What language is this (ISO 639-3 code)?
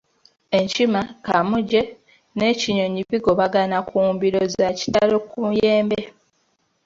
lug